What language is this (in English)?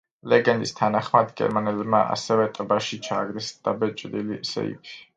Georgian